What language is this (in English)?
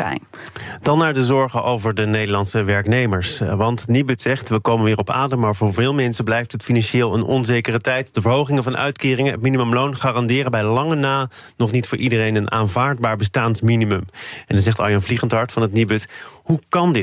Dutch